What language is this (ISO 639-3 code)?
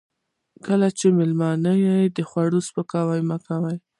pus